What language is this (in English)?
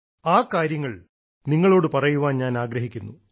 Malayalam